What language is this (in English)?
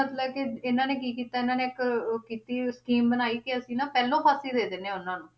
Punjabi